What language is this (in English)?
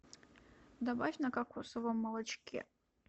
Russian